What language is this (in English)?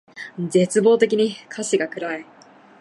Japanese